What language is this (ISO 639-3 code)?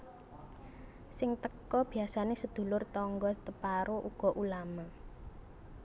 jav